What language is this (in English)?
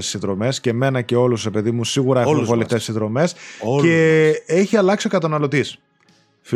Greek